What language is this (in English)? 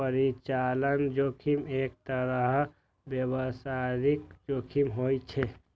Maithili